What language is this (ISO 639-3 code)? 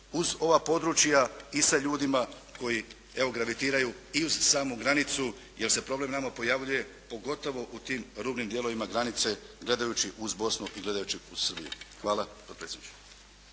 hrv